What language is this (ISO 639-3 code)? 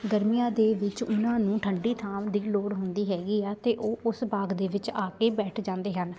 pan